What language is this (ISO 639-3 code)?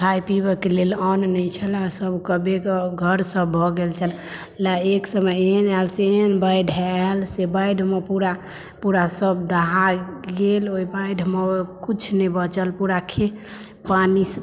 mai